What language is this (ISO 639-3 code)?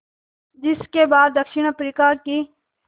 hin